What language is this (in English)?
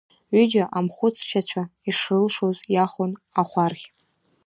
Abkhazian